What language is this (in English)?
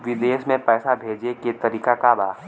Bhojpuri